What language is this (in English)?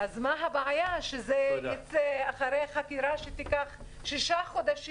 Hebrew